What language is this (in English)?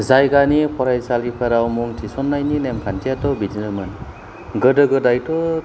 Bodo